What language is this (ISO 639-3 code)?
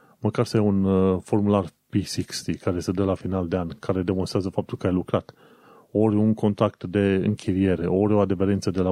ron